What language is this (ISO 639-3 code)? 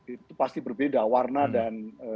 ind